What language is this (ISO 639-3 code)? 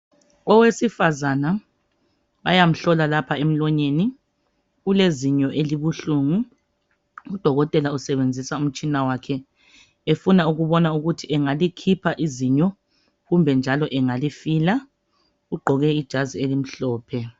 nde